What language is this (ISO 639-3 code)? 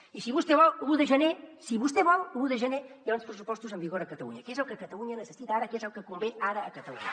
cat